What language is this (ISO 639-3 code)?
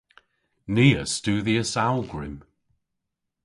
cor